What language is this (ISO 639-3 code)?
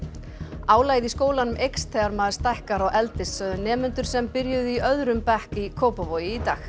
isl